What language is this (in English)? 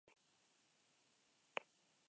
Basque